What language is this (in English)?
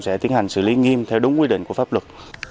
Vietnamese